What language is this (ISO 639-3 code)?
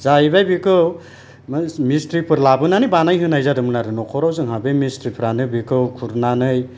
brx